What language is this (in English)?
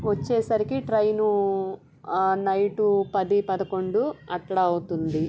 Telugu